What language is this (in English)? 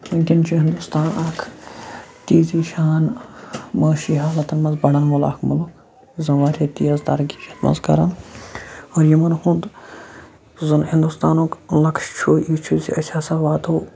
Kashmiri